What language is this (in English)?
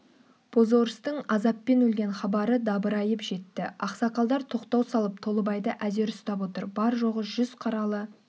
Kazakh